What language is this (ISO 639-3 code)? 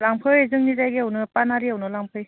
brx